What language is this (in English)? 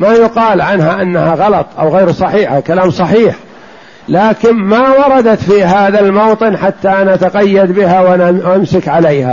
Arabic